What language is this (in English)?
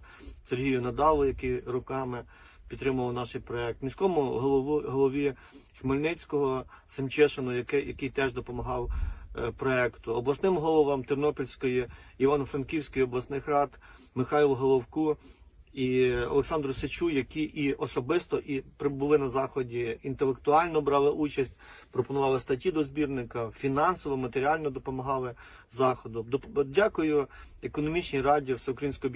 Ukrainian